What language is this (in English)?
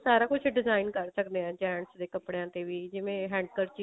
Punjabi